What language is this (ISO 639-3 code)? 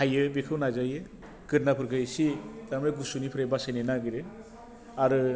brx